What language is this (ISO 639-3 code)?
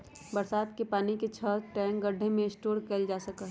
mag